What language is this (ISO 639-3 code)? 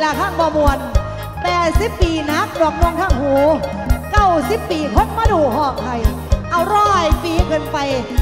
tha